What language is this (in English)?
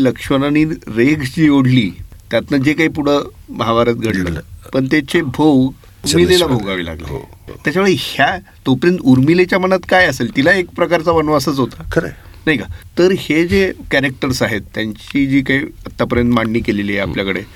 Marathi